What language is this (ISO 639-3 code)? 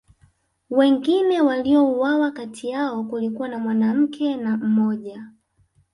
swa